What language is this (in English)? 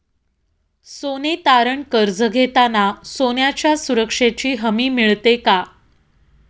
Marathi